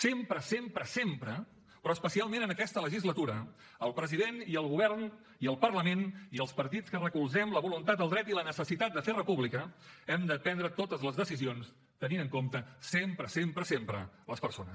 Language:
Catalan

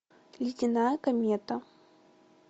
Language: Russian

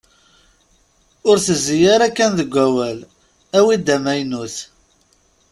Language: Kabyle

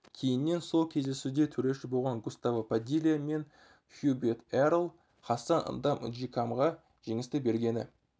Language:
Kazakh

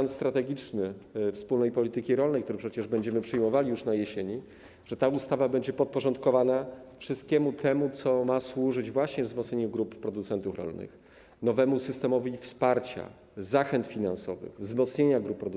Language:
Polish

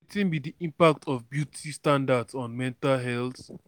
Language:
Nigerian Pidgin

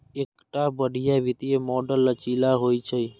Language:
Maithili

